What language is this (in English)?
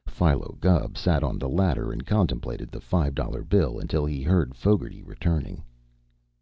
English